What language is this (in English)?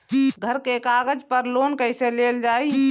Bhojpuri